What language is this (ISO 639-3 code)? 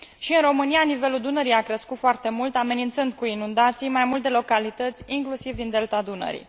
ron